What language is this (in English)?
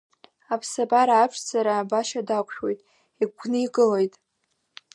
Abkhazian